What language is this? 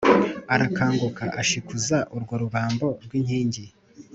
Kinyarwanda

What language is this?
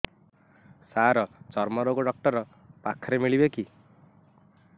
Odia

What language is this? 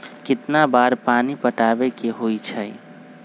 Magahi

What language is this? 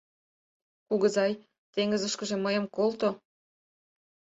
Mari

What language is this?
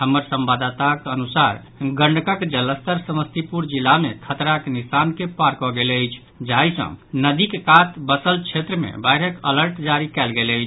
Maithili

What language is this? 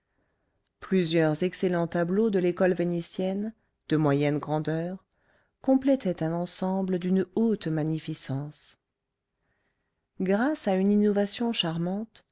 French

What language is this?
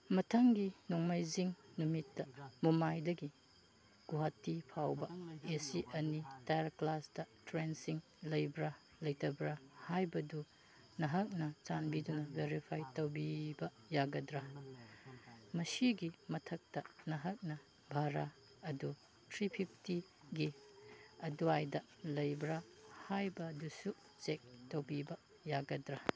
Manipuri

